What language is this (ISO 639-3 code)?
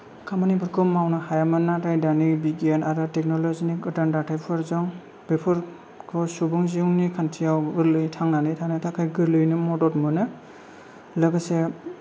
brx